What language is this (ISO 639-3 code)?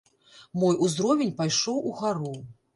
bel